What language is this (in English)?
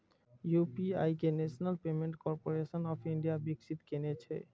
Maithili